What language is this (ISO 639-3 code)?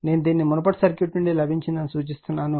tel